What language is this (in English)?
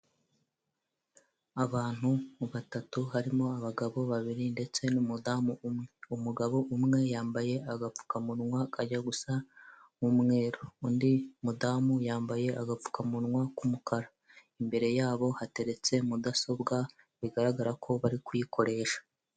Kinyarwanda